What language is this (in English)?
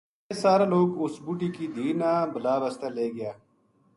Gujari